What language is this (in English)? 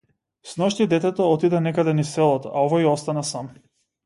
Macedonian